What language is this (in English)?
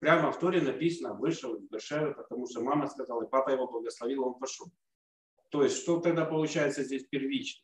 Russian